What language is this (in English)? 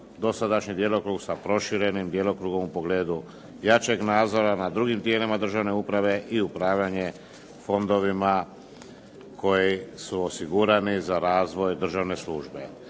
Croatian